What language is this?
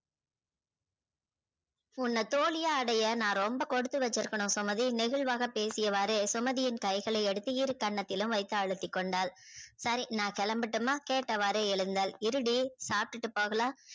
Tamil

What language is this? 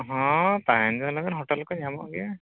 Santali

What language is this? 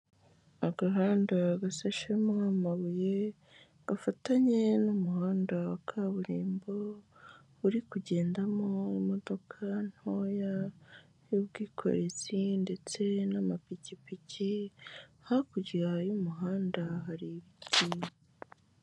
Kinyarwanda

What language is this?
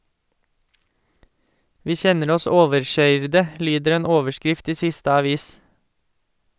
Norwegian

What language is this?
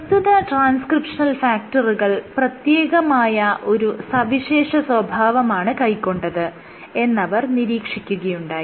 Malayalam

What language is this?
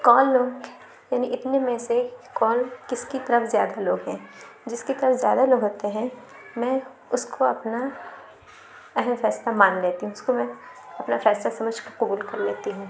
Urdu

